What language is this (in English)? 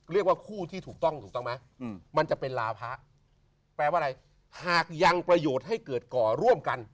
Thai